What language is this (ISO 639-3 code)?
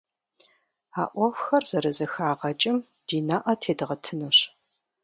kbd